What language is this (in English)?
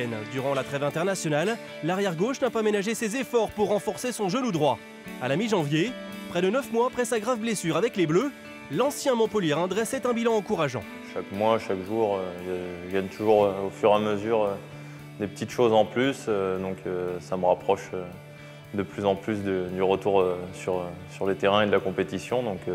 French